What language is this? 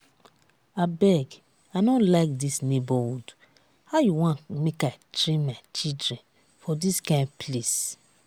Nigerian Pidgin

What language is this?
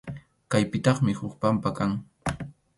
Arequipa-La Unión Quechua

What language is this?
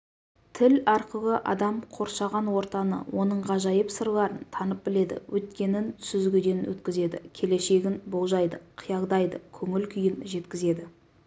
Kazakh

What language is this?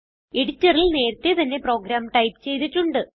Malayalam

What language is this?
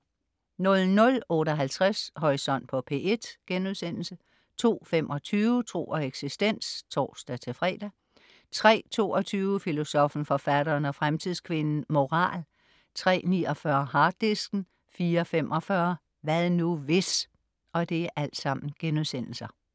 Danish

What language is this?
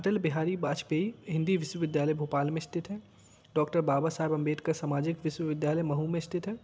Hindi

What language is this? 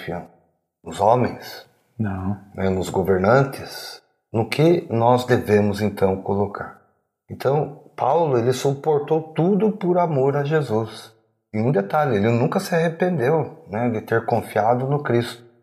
Portuguese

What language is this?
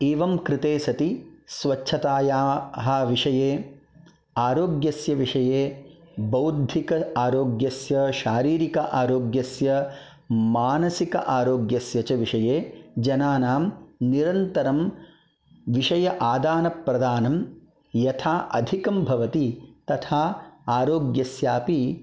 Sanskrit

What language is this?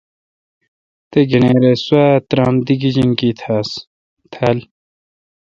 Kalkoti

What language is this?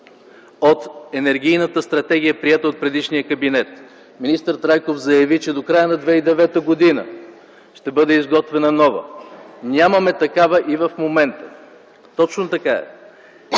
Bulgarian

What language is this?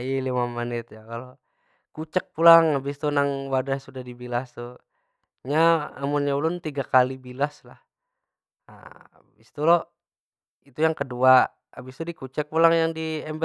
Banjar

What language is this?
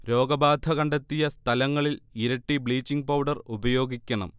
Malayalam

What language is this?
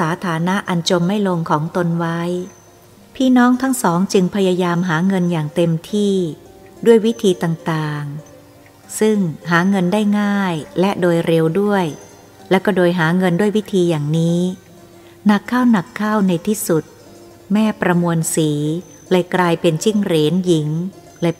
Thai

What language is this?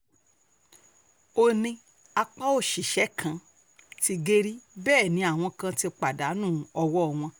Yoruba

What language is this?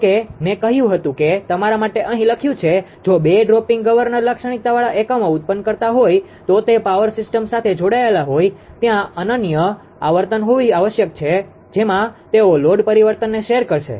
Gujarati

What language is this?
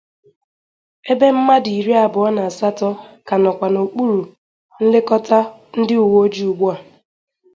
Igbo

